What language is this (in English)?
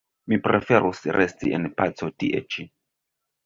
Esperanto